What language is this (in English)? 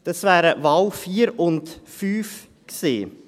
Swiss German